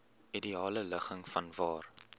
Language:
Afrikaans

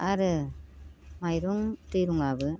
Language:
Bodo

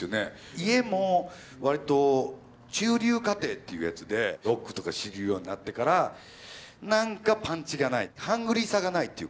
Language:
Japanese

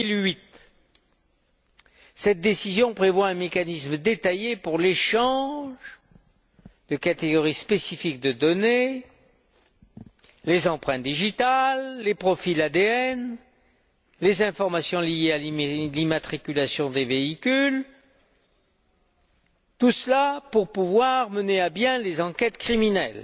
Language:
French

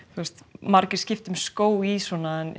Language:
Icelandic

